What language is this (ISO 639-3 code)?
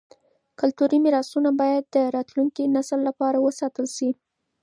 pus